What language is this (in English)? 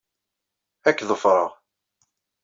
Kabyle